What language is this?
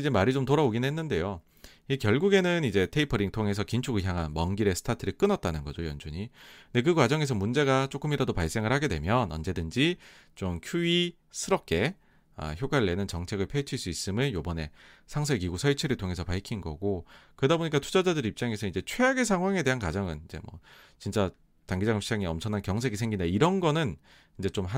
Korean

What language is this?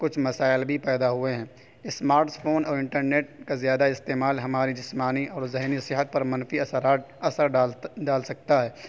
Urdu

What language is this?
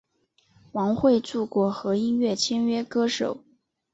Chinese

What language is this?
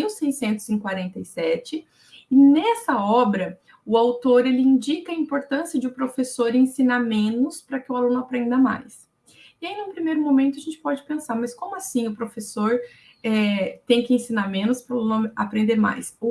Portuguese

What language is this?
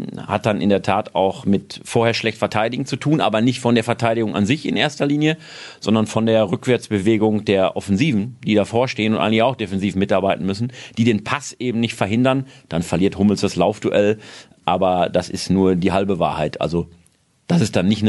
German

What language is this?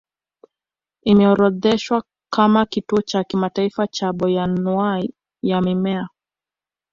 Swahili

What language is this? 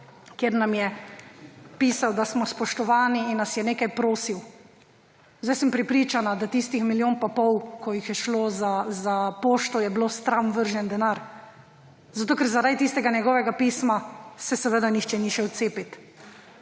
Slovenian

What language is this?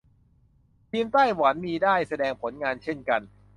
Thai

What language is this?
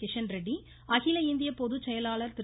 Tamil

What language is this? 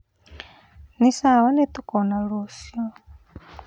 Kikuyu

